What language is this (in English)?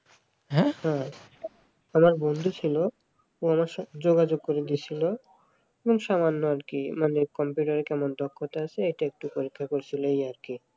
Bangla